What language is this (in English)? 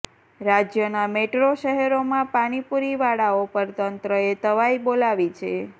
Gujarati